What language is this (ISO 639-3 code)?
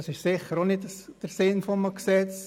gsw